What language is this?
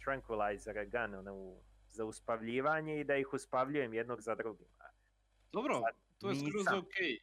Croatian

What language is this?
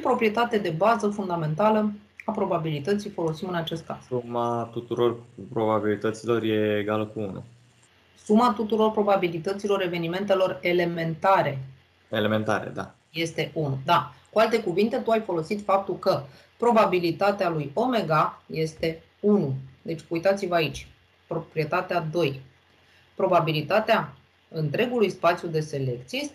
Romanian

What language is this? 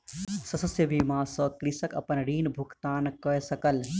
Maithili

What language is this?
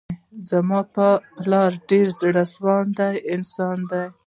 Pashto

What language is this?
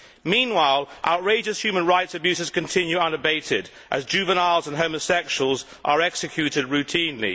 English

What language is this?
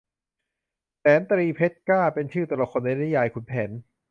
Thai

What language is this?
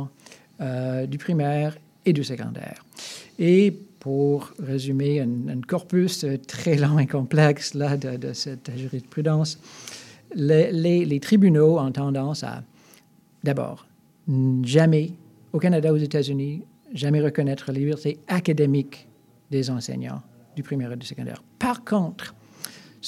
French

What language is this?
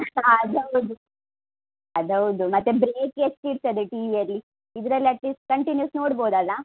Kannada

